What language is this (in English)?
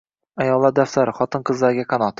Uzbek